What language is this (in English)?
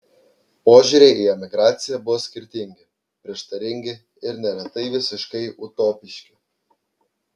Lithuanian